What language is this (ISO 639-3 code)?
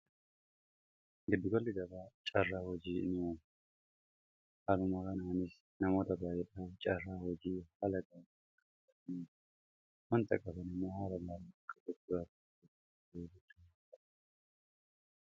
orm